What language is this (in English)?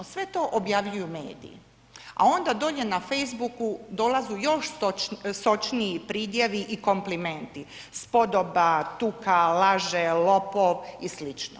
Croatian